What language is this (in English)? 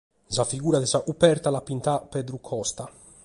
Sardinian